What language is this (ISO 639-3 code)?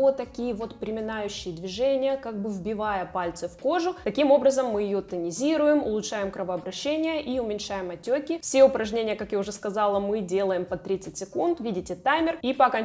rus